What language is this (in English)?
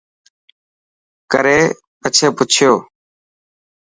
Dhatki